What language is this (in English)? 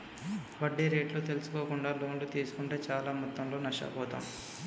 Telugu